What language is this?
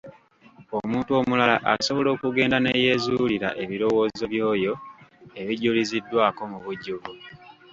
Ganda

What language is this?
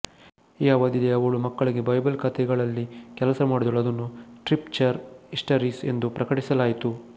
Kannada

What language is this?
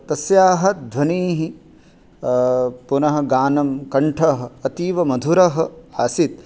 Sanskrit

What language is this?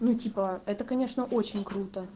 Russian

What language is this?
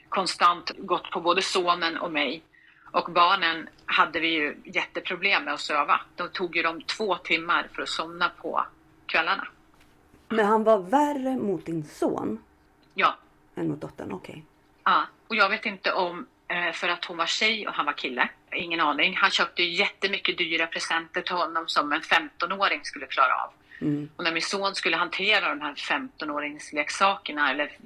Swedish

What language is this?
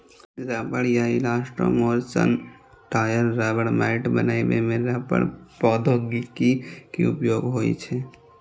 Maithili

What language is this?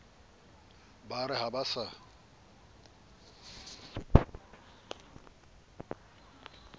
Southern Sotho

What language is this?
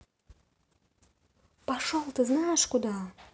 Russian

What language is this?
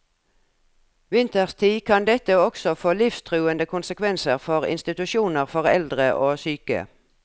Norwegian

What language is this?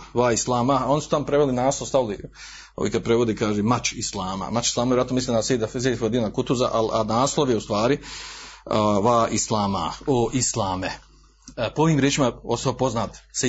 Croatian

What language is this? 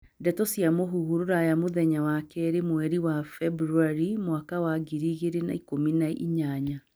Kikuyu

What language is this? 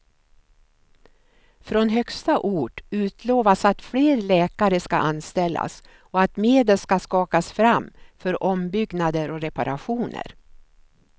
Swedish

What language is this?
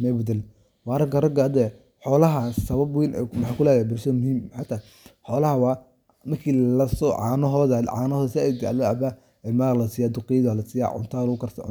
Somali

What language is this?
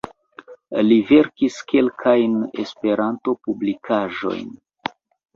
Esperanto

